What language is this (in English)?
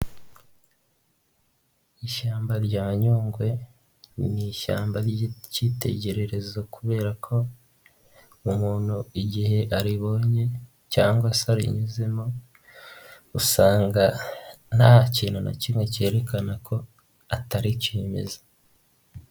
Kinyarwanda